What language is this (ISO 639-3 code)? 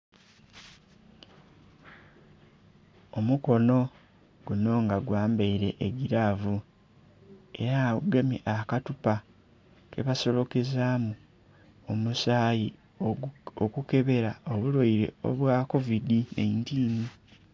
xog